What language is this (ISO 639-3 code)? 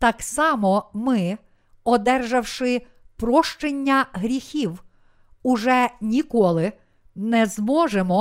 ukr